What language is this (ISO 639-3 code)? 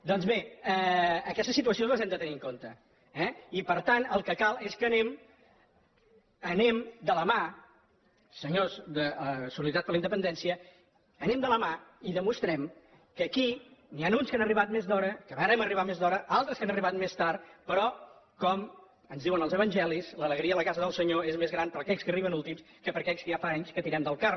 cat